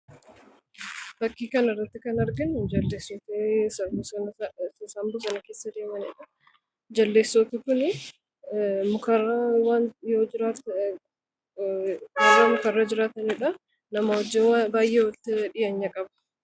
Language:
Oromo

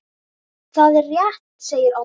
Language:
Icelandic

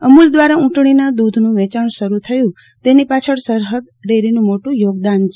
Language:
Gujarati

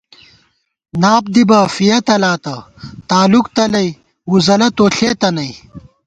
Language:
Gawar-Bati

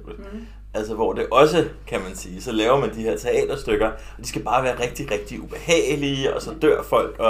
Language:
Danish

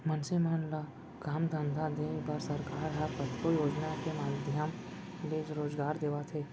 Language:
Chhattisgarhi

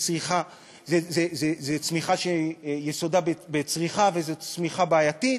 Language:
Hebrew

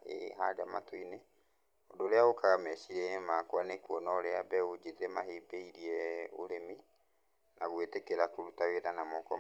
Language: Kikuyu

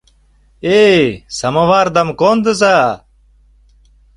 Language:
Mari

